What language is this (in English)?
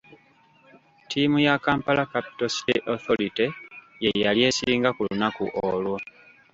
Ganda